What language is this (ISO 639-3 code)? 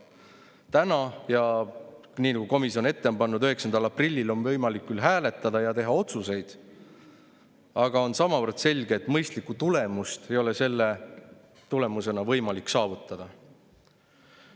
est